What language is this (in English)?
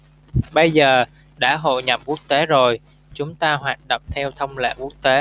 Vietnamese